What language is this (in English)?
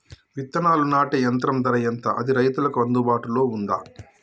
Telugu